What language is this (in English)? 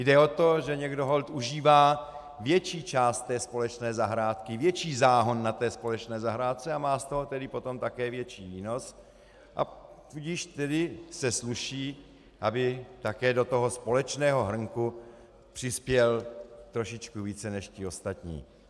Czech